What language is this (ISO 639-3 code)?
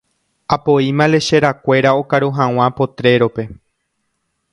grn